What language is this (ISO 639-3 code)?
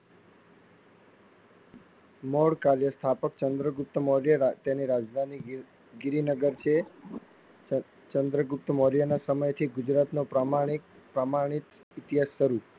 guj